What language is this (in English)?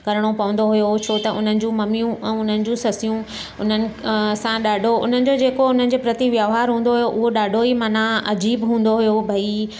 Sindhi